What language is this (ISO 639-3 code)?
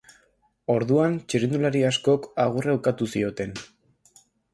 eus